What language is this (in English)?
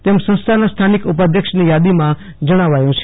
Gujarati